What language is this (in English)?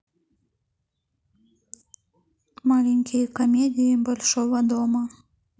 Russian